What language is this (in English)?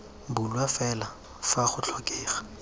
Tswana